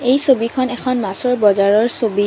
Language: Assamese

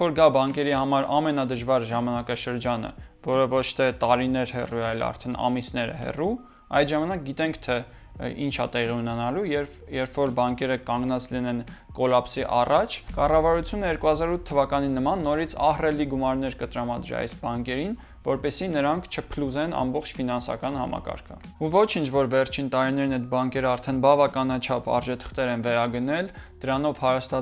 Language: Turkish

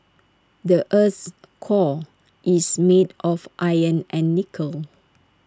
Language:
English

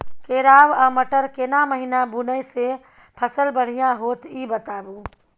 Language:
Maithili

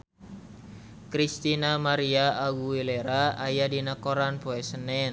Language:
Sundanese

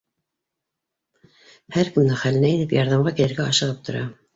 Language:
Bashkir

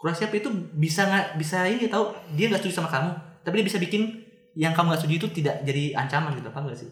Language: Indonesian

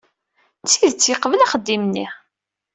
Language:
Kabyle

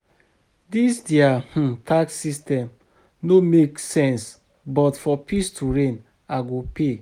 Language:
Nigerian Pidgin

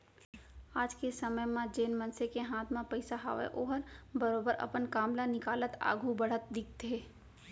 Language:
Chhattisgarhi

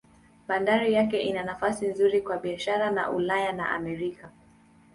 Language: Swahili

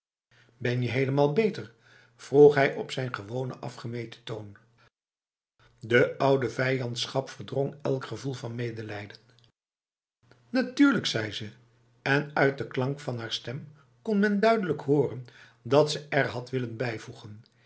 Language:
Dutch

